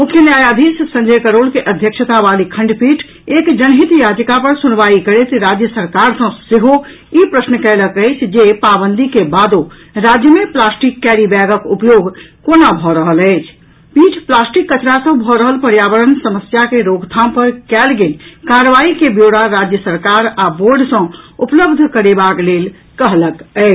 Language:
Maithili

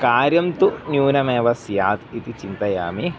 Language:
Sanskrit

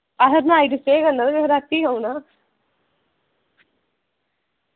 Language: Dogri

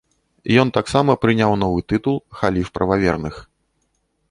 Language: Belarusian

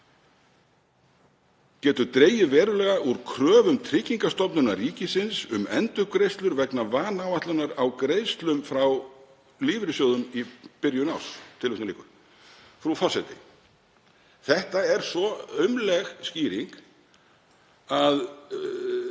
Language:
Icelandic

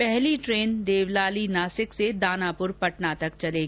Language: Hindi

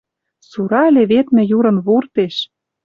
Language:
Western Mari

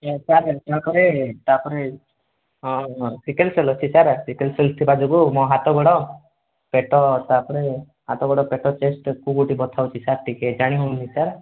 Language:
Odia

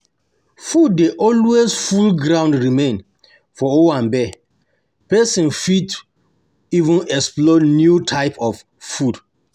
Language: Nigerian Pidgin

